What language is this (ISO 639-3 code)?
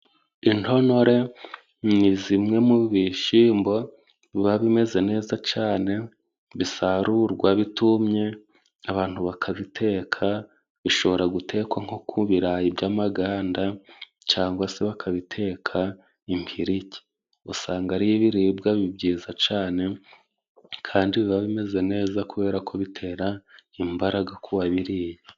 kin